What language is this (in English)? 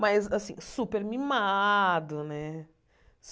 Portuguese